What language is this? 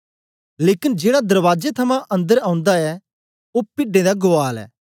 Dogri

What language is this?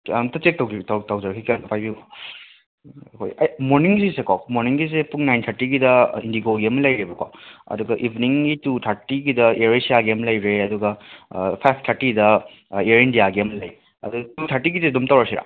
Manipuri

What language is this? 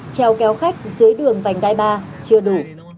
Vietnamese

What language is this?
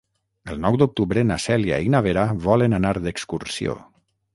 Catalan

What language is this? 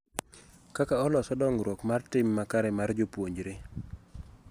Luo (Kenya and Tanzania)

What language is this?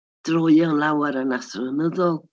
Welsh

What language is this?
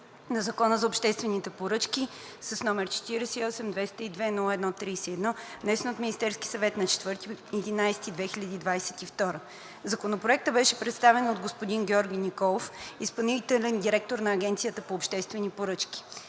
Bulgarian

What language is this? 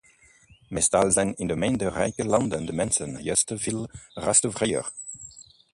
Dutch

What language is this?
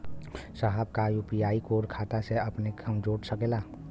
Bhojpuri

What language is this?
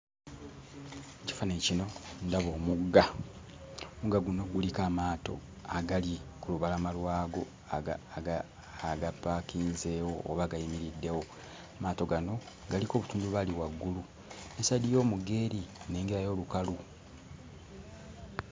Ganda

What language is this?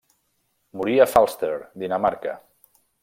Catalan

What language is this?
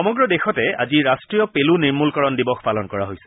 Assamese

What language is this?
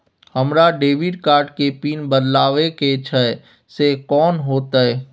Maithili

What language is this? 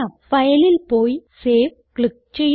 Malayalam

